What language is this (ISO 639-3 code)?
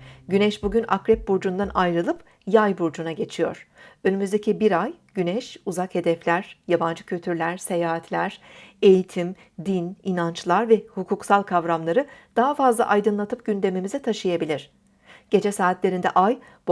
tur